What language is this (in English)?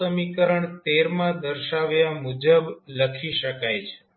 Gujarati